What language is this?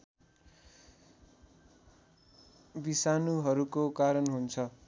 Nepali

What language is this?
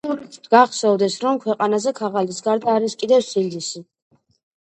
Georgian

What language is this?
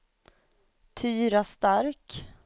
Swedish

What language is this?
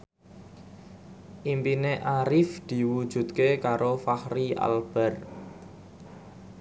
Javanese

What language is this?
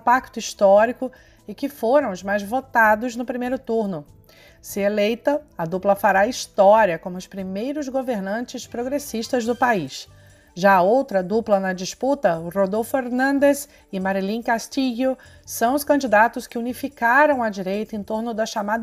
Portuguese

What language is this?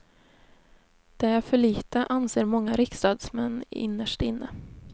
Swedish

